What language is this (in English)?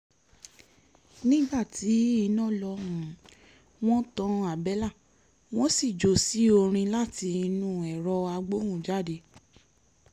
Yoruba